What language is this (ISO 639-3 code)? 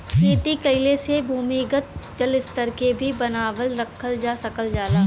bho